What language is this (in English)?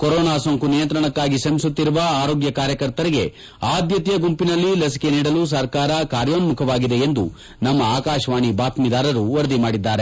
Kannada